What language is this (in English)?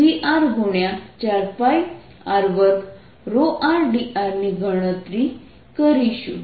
Gujarati